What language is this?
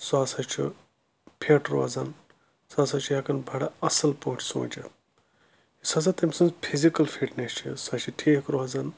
Kashmiri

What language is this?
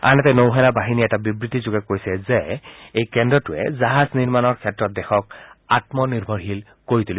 Assamese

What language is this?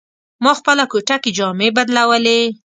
Pashto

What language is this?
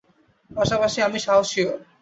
Bangla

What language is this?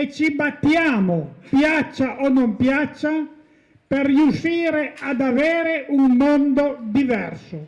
Italian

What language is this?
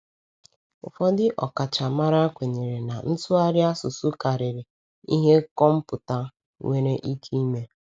Igbo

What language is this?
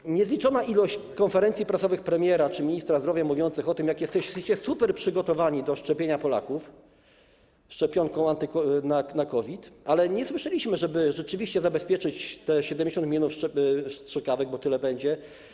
Polish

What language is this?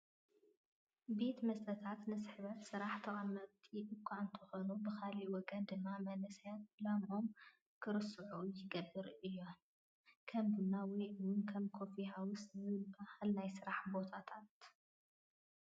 Tigrinya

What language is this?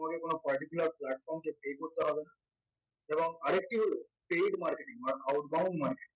Bangla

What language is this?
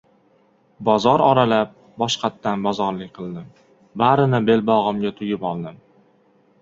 Uzbek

